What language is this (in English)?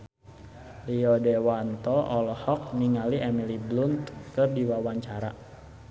Sundanese